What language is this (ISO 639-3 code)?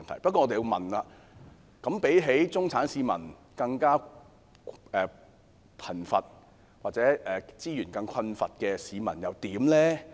yue